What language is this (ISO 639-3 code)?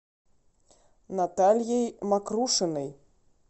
rus